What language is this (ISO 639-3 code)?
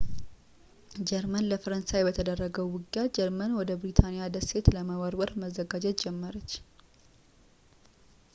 amh